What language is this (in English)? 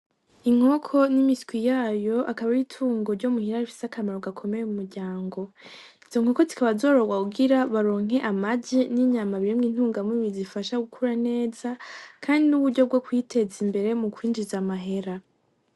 Rundi